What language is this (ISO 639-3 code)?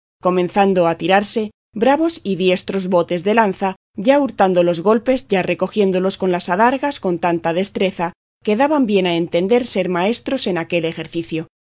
spa